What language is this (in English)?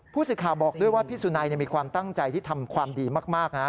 Thai